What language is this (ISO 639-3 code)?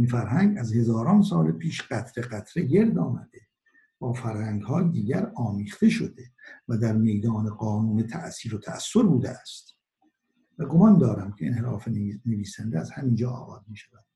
fas